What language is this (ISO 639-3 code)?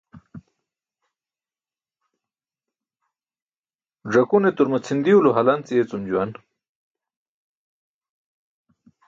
bsk